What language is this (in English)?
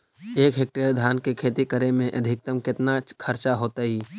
Magahi